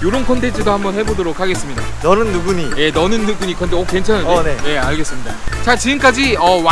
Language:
Korean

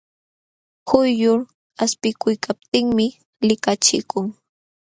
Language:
Jauja Wanca Quechua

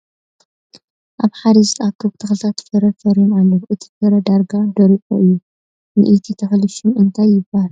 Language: Tigrinya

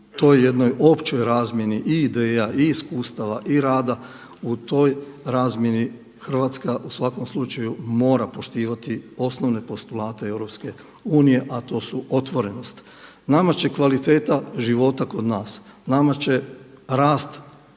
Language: Croatian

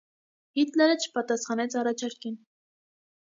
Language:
Armenian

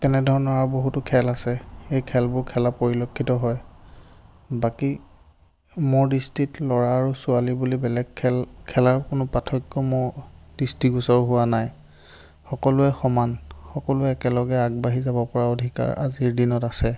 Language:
Assamese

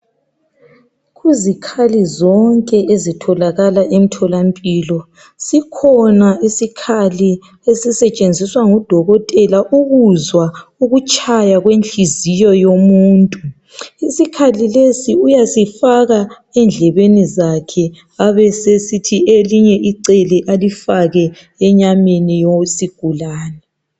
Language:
North Ndebele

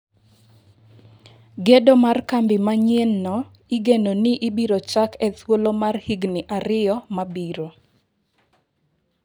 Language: Luo (Kenya and Tanzania)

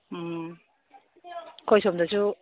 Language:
Manipuri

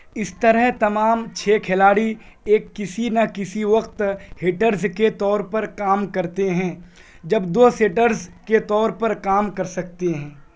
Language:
Urdu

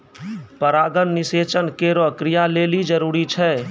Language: Maithili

